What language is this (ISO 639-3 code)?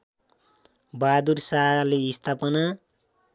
nep